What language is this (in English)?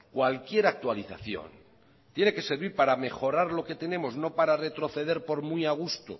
Spanish